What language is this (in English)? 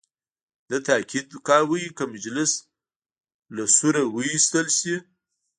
Pashto